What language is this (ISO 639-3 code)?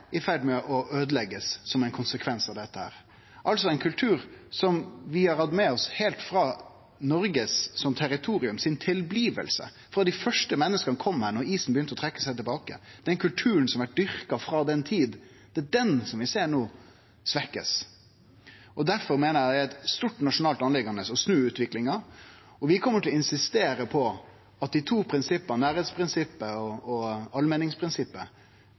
nno